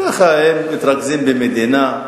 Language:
Hebrew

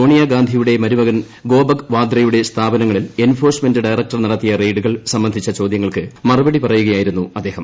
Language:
Malayalam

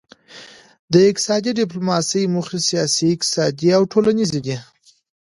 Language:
Pashto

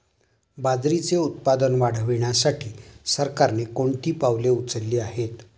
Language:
Marathi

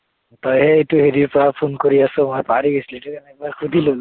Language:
Assamese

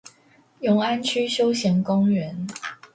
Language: Chinese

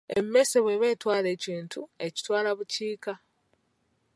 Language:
Ganda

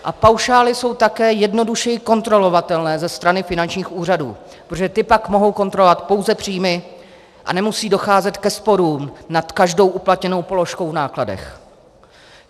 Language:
Czech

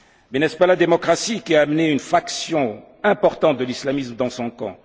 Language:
French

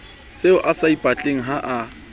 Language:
Southern Sotho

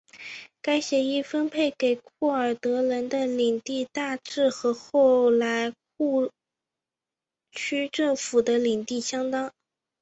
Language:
Chinese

